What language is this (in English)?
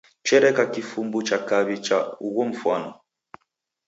Taita